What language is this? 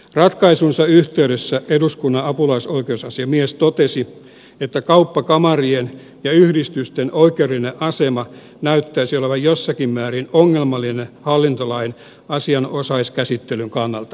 Finnish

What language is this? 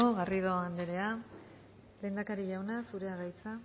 Basque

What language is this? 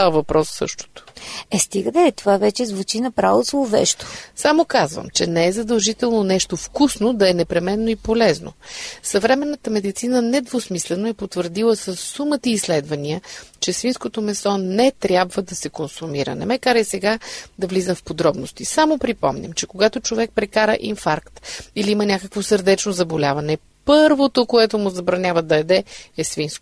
Bulgarian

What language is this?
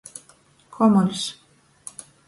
Latgalian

